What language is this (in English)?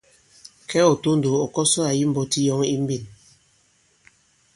Bankon